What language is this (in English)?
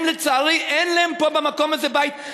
Hebrew